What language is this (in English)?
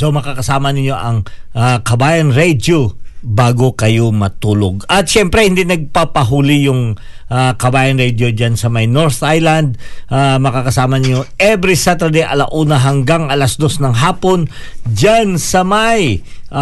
Filipino